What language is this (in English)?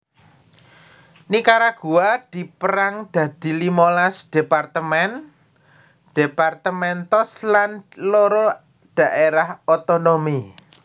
Javanese